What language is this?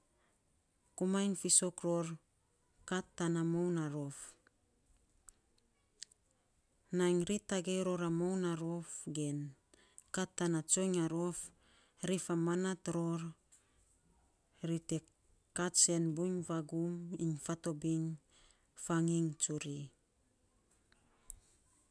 Saposa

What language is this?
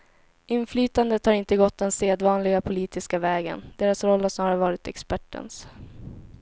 Swedish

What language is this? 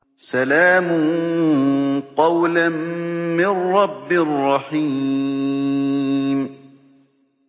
Arabic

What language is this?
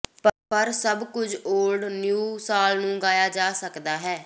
Punjabi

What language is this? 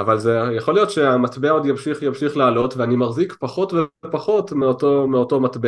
Hebrew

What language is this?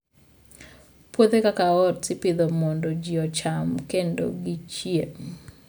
Luo (Kenya and Tanzania)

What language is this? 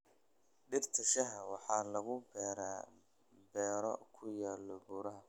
Somali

